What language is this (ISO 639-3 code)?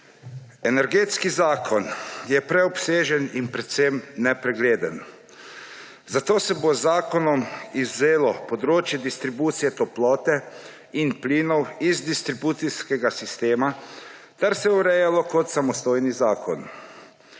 slv